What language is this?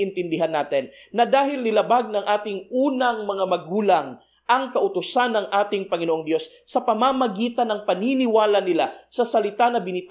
Filipino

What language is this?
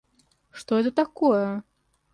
Russian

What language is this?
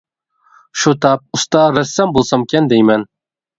Uyghur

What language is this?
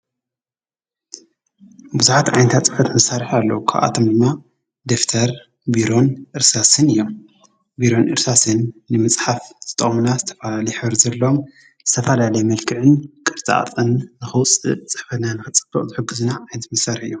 Tigrinya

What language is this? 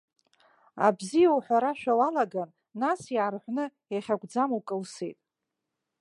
Abkhazian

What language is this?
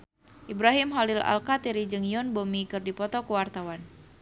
Sundanese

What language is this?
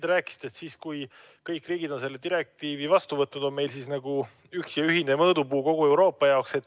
Estonian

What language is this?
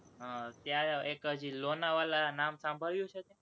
Gujarati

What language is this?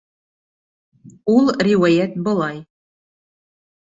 Bashkir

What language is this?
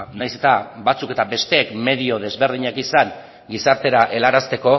Basque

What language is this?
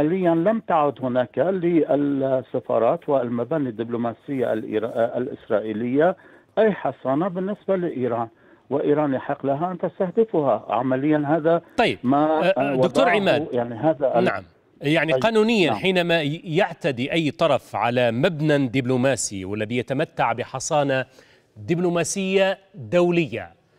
Arabic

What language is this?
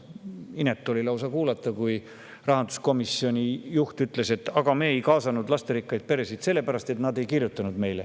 Estonian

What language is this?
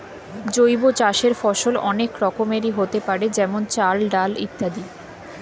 Bangla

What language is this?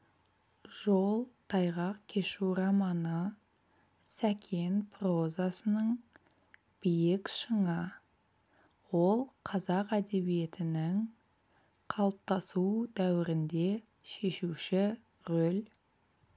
Kazakh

